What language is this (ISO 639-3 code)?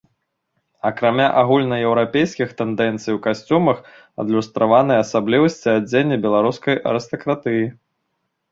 bel